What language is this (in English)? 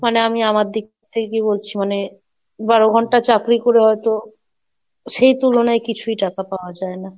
Bangla